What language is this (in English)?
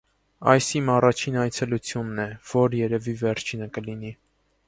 Armenian